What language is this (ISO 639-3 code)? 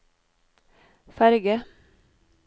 nor